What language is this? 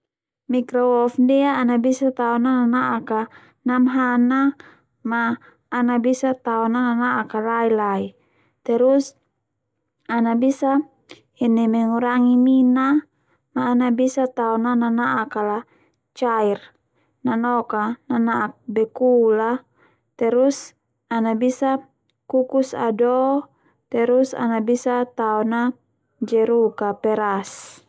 Termanu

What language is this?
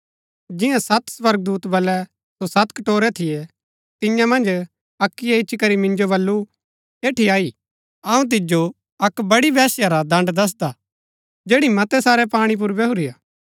Gaddi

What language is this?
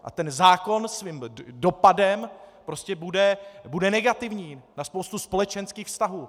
Czech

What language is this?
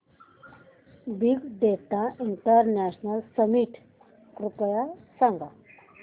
Marathi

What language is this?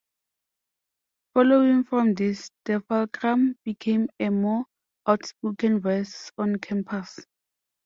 English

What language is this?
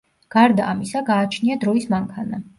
Georgian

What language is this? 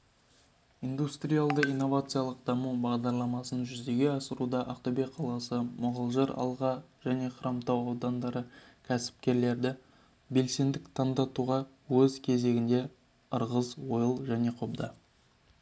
Kazakh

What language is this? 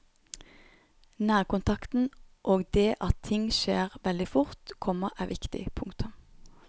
Norwegian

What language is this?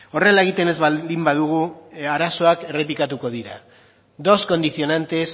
Basque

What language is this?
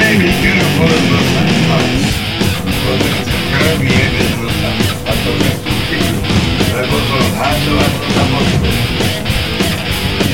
Slovak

